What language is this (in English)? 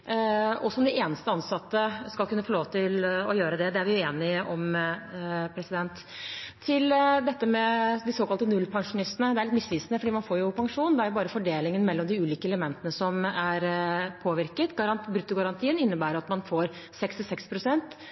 Norwegian Bokmål